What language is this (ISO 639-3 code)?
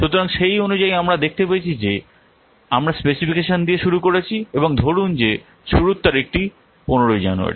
ben